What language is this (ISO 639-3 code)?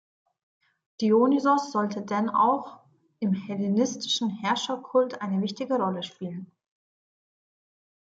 deu